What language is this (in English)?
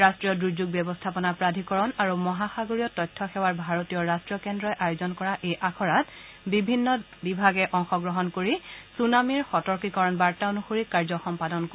Assamese